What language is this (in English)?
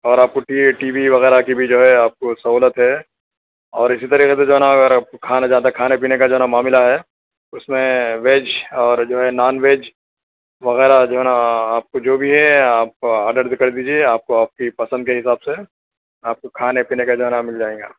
Urdu